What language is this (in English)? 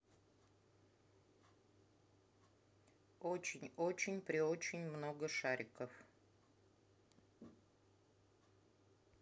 Russian